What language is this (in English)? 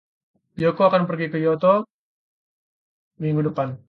Indonesian